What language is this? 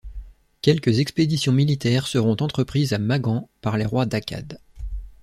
French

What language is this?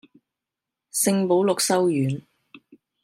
Cantonese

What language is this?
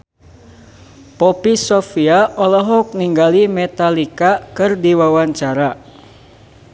Sundanese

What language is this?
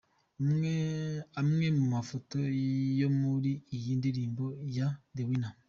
Kinyarwanda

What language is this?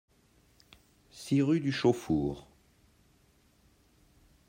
French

